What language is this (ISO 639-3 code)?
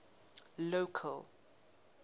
eng